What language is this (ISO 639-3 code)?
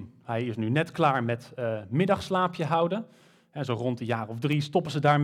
nld